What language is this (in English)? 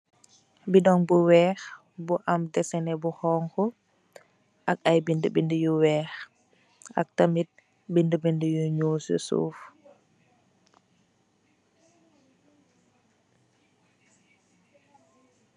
Wolof